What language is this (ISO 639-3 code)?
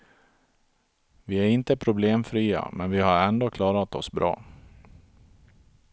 swe